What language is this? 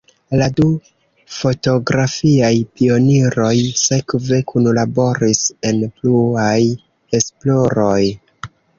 Esperanto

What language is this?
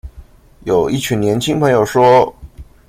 Chinese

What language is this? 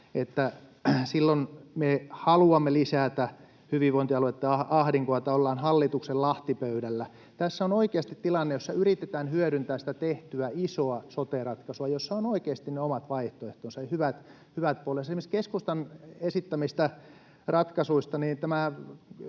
Finnish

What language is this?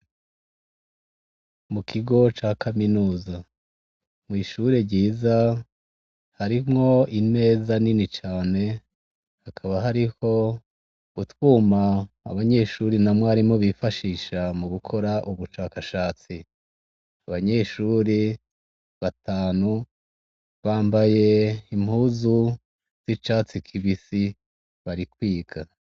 Rundi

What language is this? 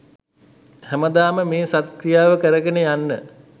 Sinhala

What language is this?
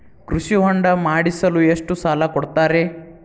Kannada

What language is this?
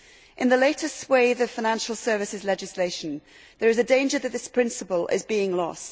English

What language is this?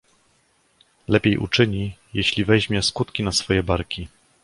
Polish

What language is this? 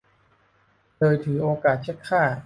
Thai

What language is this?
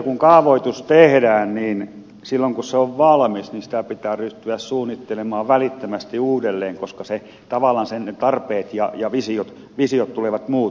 Finnish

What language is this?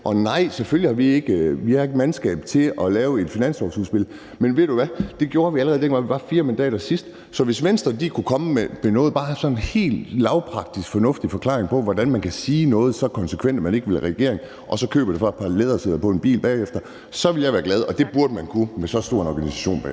Danish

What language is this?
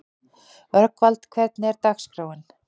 Icelandic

